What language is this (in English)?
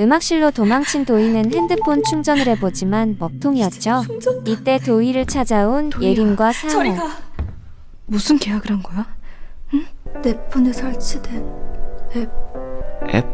Korean